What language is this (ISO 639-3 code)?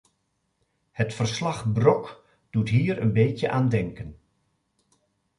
nld